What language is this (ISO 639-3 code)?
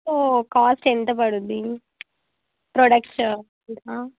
tel